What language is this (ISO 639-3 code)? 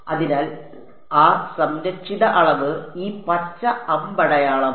mal